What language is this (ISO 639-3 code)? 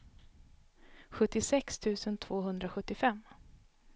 swe